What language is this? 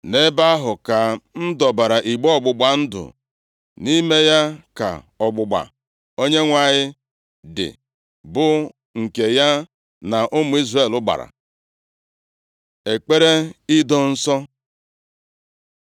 Igbo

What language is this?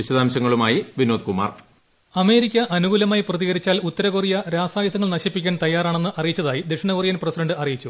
Malayalam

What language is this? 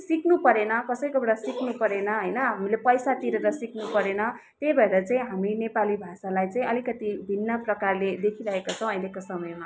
Nepali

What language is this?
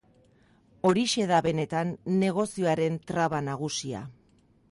Basque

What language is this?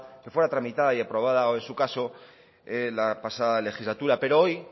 Spanish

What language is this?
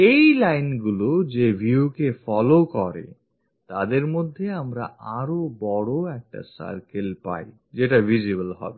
Bangla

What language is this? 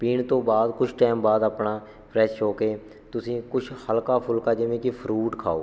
Punjabi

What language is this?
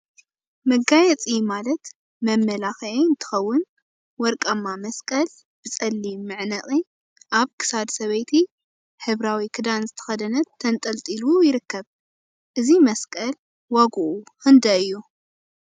Tigrinya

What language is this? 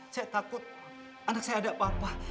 Indonesian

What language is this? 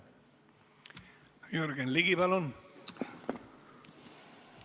Estonian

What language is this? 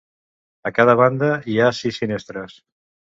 Catalan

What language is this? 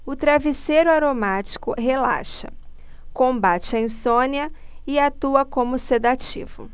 Portuguese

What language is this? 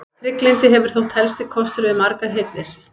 Icelandic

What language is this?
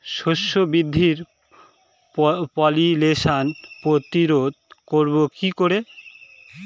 Bangla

